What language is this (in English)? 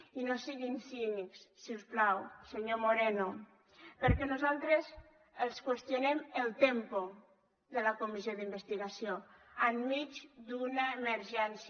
Catalan